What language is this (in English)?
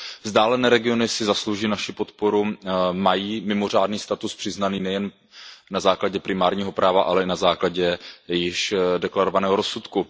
Czech